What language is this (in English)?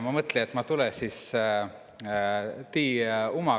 Estonian